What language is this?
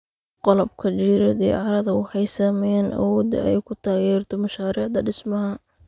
Somali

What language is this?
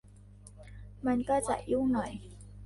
Thai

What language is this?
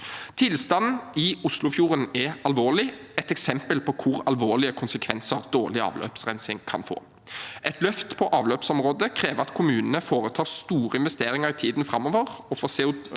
Norwegian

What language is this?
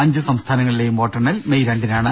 Malayalam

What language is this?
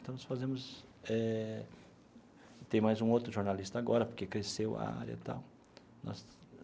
Portuguese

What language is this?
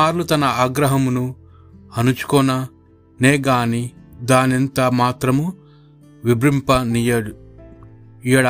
Telugu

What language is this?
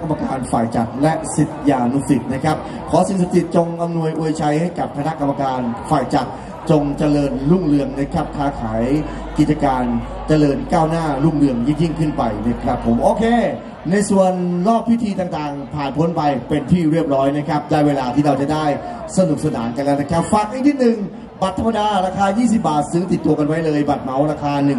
Thai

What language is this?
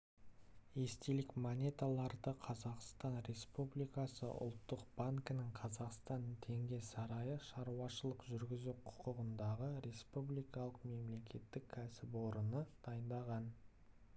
Kazakh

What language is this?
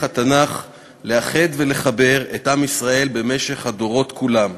Hebrew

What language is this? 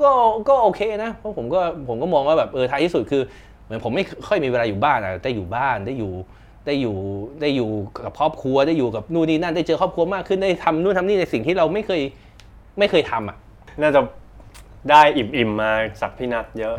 Thai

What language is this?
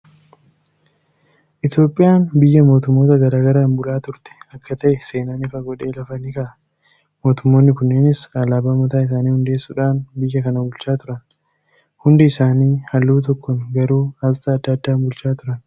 Oromo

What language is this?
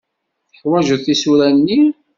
Kabyle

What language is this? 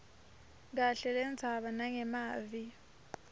Swati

